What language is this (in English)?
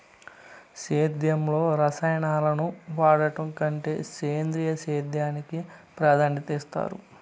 Telugu